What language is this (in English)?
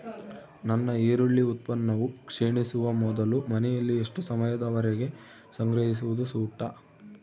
Kannada